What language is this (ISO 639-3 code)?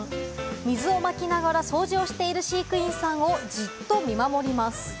jpn